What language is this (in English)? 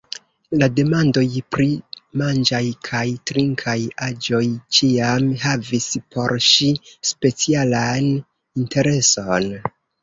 Esperanto